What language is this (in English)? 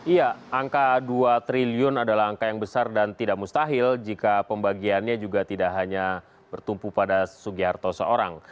Indonesian